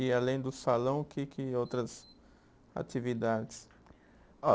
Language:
Portuguese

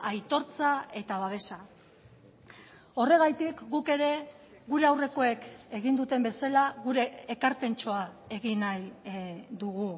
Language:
Basque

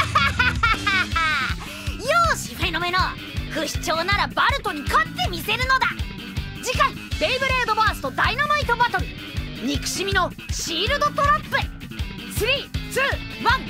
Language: Japanese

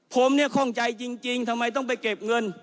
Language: Thai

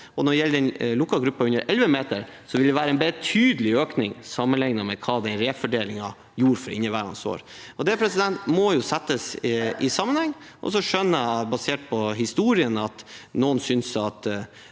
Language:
Norwegian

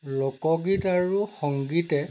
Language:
Assamese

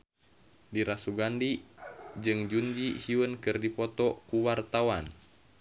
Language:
Sundanese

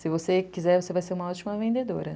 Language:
Portuguese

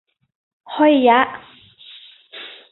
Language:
Thai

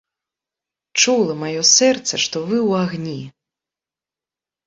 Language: Belarusian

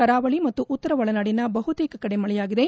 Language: Kannada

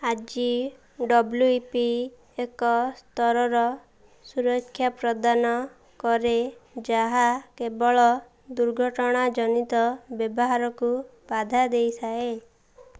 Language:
Odia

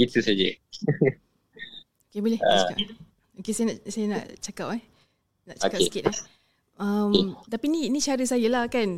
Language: Malay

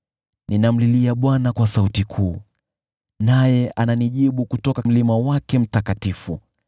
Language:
Swahili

